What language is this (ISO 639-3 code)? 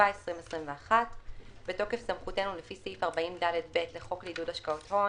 heb